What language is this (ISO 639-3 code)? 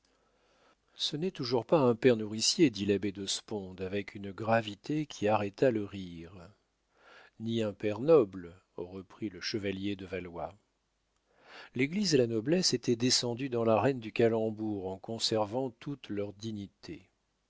fra